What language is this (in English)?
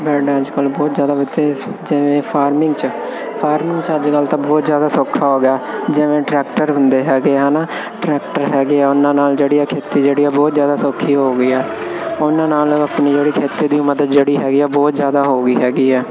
Punjabi